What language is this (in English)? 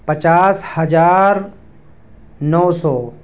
Urdu